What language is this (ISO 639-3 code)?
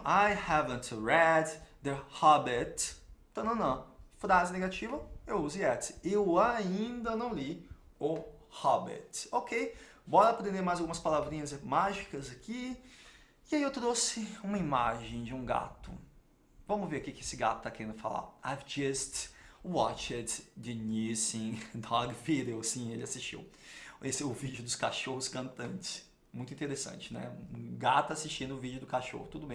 por